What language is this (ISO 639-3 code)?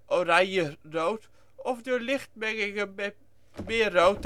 nld